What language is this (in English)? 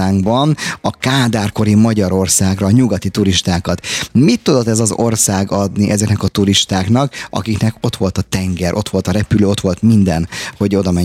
Hungarian